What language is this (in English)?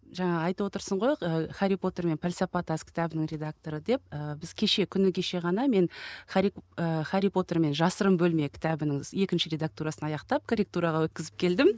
Kazakh